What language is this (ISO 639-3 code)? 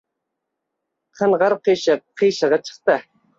uzb